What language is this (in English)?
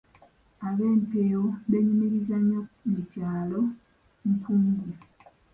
Ganda